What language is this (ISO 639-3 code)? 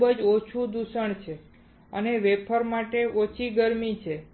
guj